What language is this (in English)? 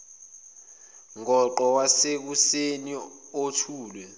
Zulu